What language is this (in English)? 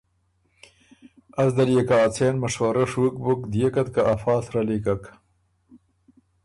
Ormuri